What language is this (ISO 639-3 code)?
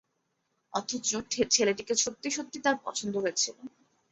ben